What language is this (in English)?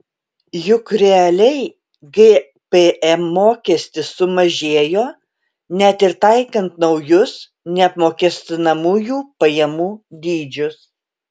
Lithuanian